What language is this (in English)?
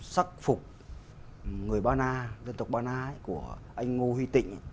Vietnamese